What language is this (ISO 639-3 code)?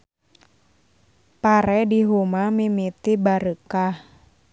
sun